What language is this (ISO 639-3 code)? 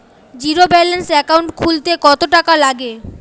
ben